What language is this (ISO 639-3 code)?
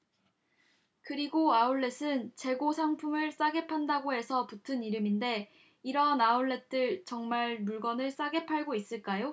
kor